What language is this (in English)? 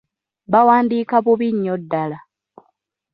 Ganda